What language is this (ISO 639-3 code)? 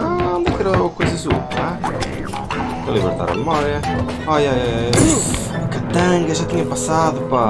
por